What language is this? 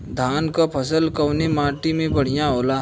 Bhojpuri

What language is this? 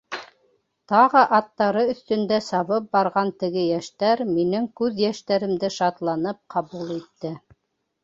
Bashkir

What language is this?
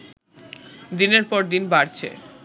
Bangla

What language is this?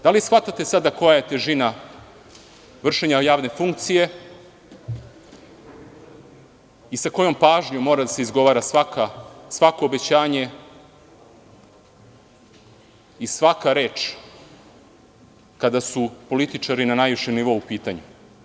Serbian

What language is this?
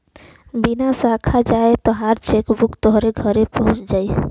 Bhojpuri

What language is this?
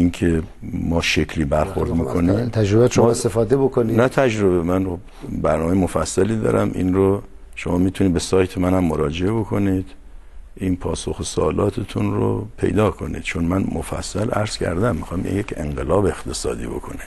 Persian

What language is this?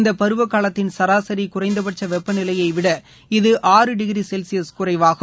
Tamil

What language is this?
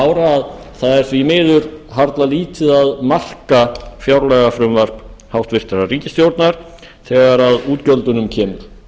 Icelandic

